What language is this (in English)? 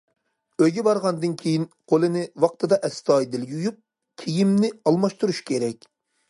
Uyghur